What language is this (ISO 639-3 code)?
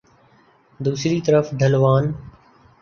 urd